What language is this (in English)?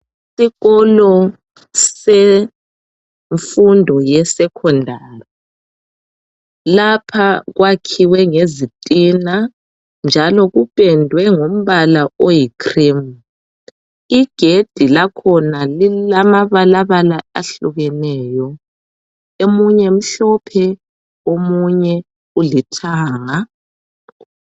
North Ndebele